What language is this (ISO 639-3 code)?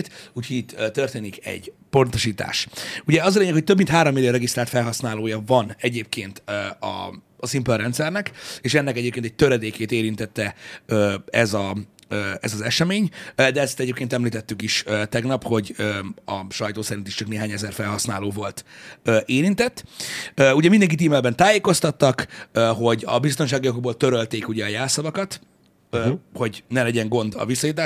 hun